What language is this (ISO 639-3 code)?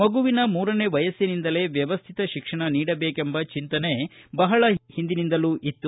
kan